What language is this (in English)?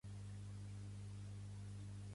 Catalan